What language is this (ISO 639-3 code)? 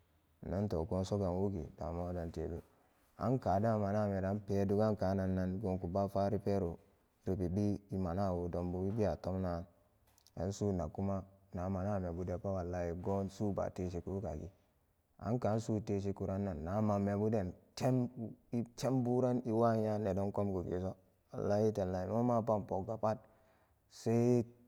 ccg